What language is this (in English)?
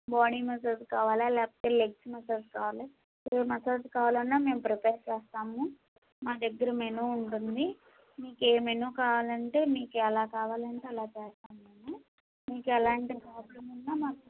Telugu